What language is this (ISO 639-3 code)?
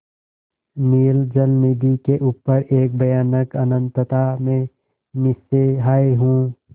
hin